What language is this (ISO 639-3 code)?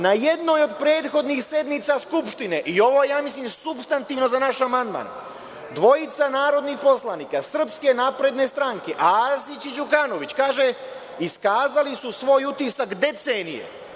srp